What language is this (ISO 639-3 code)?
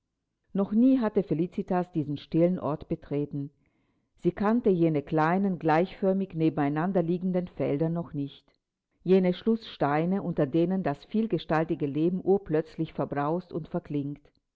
deu